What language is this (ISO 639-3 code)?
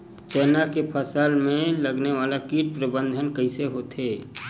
hne